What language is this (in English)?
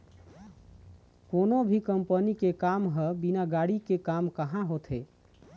Chhattisgarhi